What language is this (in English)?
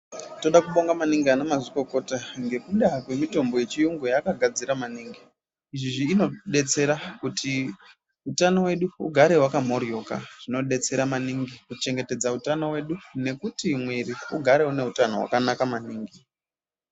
Ndau